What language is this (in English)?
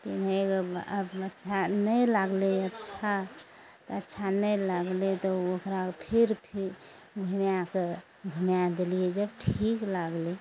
Maithili